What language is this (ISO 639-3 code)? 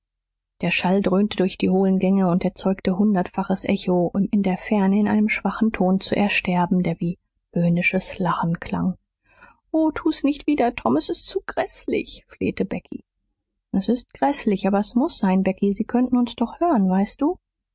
deu